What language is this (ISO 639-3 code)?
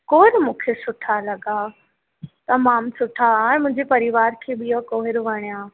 snd